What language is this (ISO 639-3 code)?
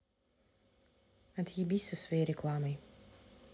rus